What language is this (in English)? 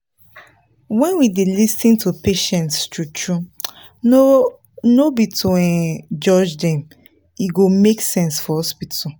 Nigerian Pidgin